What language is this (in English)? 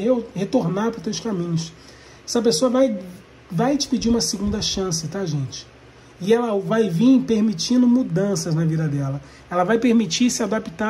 Portuguese